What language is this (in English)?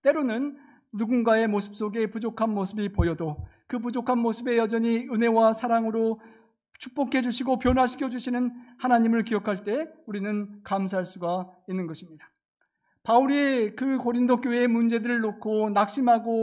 Korean